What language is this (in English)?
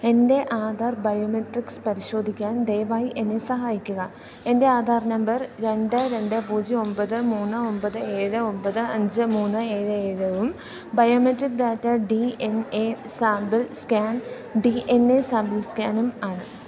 Malayalam